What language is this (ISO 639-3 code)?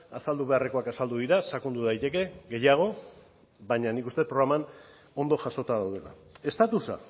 eus